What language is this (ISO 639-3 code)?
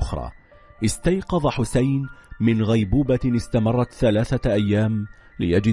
ara